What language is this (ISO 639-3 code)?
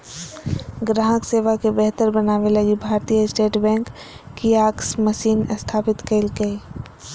mag